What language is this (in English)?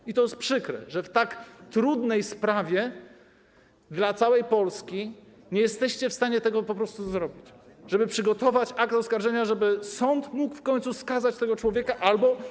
Polish